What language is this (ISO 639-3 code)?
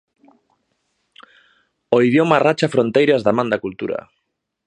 glg